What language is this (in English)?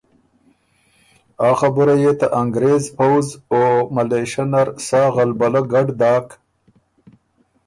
Ormuri